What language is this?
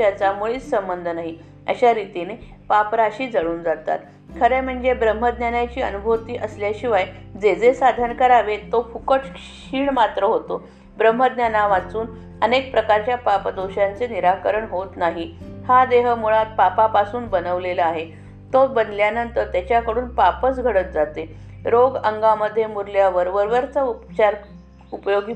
Marathi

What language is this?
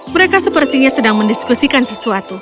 Indonesian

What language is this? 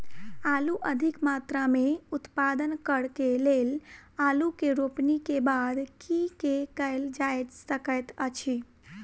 Maithili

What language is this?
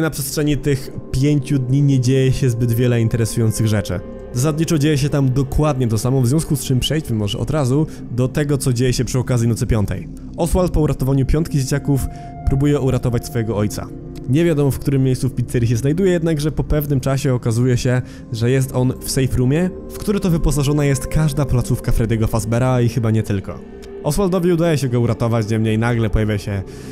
Polish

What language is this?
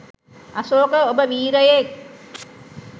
Sinhala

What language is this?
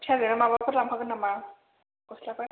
Bodo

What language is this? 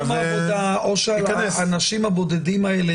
Hebrew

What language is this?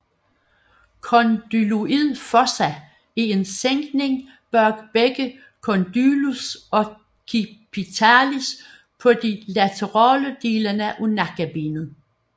Danish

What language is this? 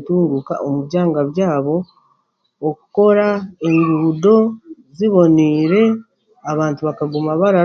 Chiga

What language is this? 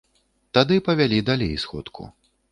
Belarusian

